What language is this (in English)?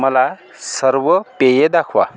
Marathi